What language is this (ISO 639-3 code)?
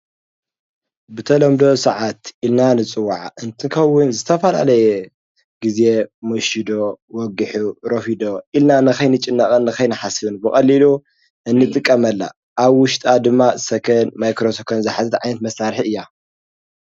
tir